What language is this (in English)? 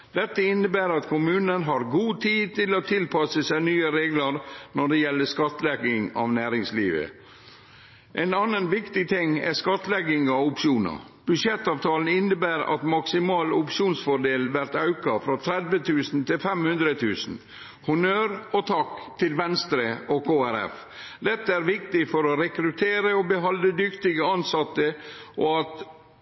Norwegian Nynorsk